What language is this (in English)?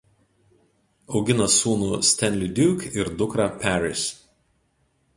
Lithuanian